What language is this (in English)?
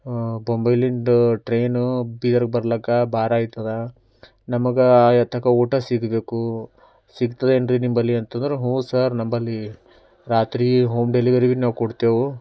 Kannada